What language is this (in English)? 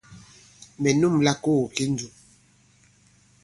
Bankon